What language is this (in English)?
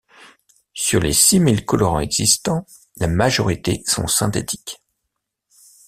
French